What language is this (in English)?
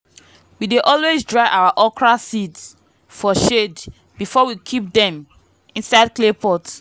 Nigerian Pidgin